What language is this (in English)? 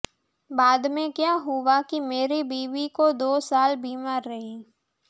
Gujarati